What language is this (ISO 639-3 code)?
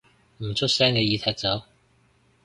yue